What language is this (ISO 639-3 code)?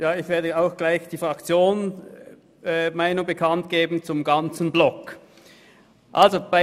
gsw